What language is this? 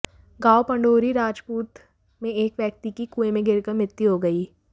Hindi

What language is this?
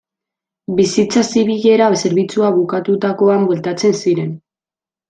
Basque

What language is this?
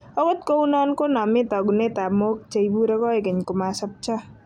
Kalenjin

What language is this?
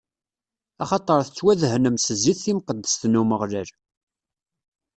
Kabyle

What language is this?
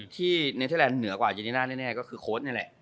Thai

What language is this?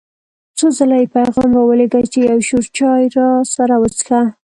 Pashto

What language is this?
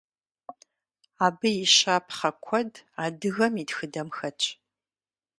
Kabardian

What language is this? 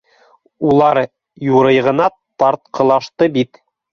Bashkir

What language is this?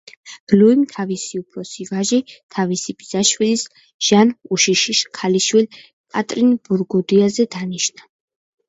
Georgian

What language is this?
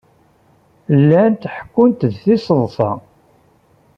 Kabyle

